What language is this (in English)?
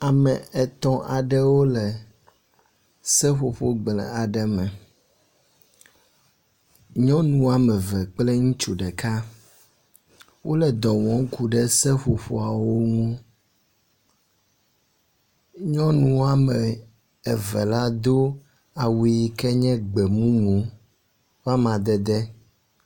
Ewe